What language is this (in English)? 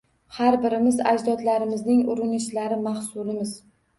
Uzbek